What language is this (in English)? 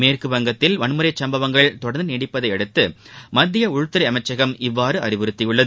Tamil